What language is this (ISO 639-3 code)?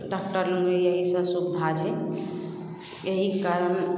mai